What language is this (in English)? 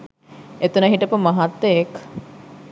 Sinhala